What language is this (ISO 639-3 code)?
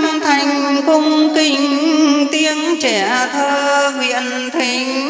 vie